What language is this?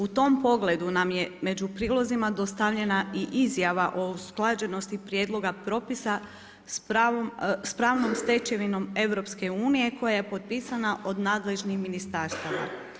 Croatian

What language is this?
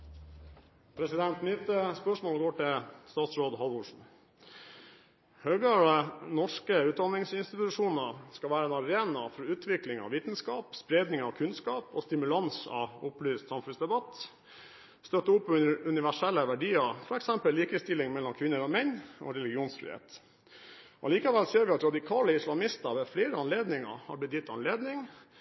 Norwegian Bokmål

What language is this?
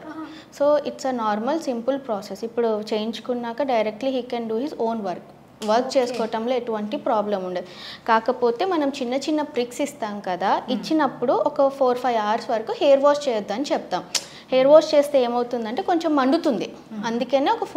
Telugu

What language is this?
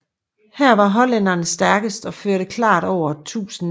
Danish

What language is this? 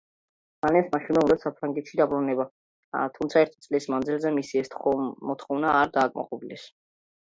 Georgian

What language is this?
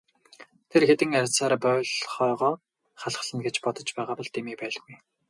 Mongolian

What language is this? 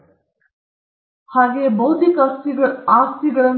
Kannada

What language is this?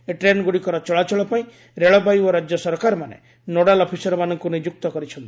Odia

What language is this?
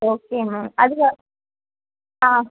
Tamil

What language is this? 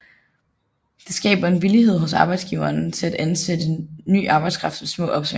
Danish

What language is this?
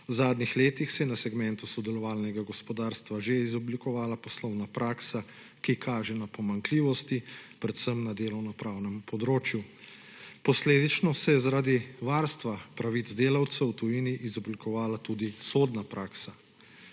Slovenian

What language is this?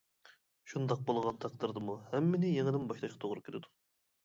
Uyghur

